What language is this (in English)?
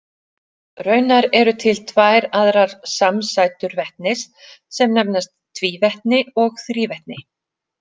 Icelandic